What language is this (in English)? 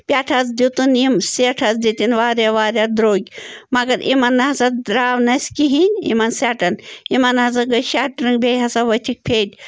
Kashmiri